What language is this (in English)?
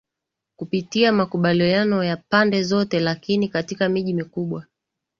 Swahili